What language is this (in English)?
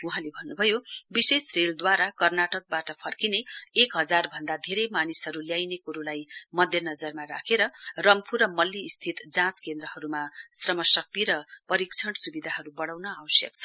Nepali